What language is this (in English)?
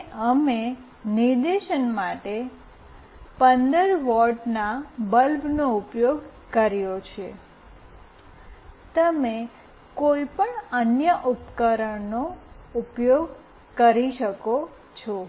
Gujarati